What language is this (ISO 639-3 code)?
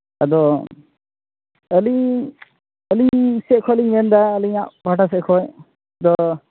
sat